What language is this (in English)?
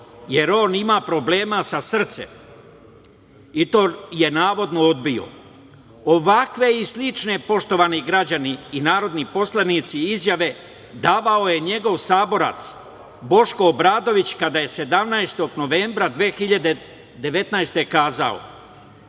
Serbian